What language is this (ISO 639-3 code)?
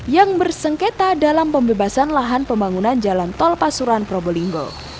ind